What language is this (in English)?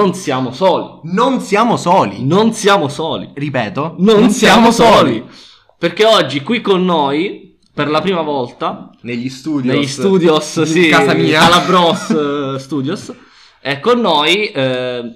Italian